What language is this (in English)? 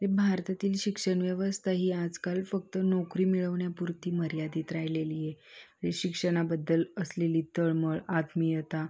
Marathi